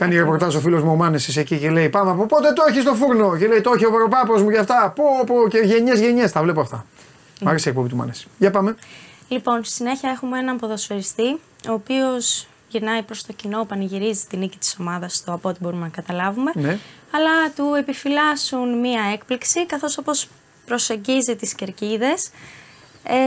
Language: Greek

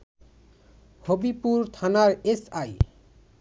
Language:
Bangla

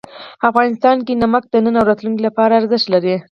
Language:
Pashto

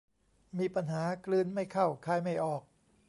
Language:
Thai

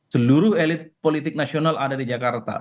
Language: Indonesian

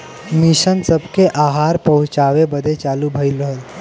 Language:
Bhojpuri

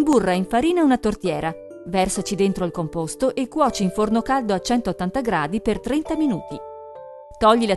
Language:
Italian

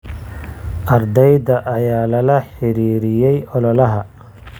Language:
Somali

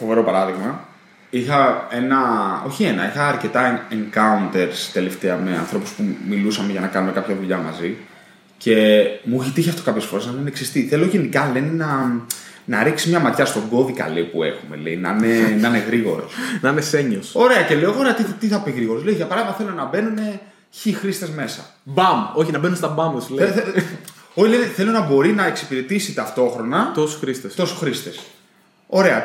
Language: Greek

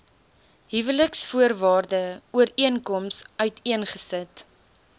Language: Afrikaans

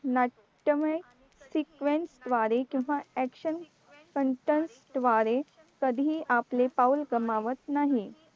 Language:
Marathi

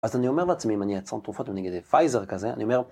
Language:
Hebrew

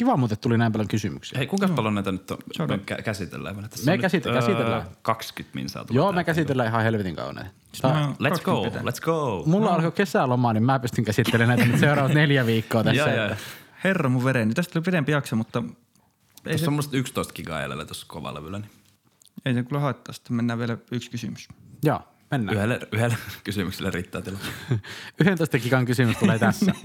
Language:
Finnish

